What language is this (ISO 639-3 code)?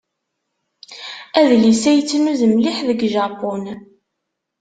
kab